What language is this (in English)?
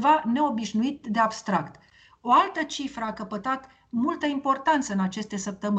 Romanian